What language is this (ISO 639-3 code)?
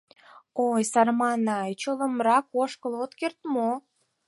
chm